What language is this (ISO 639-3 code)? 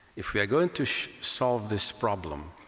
eng